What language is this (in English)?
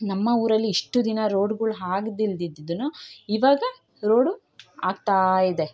Kannada